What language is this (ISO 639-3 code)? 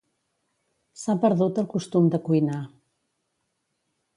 cat